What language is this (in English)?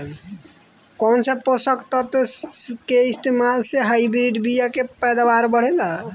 Bhojpuri